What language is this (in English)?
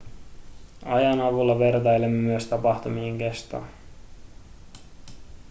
Finnish